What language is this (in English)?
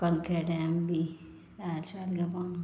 Dogri